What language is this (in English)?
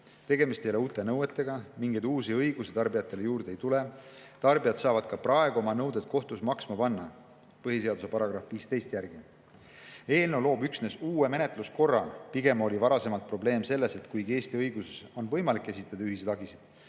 Estonian